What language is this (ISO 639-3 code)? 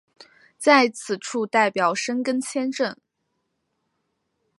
zho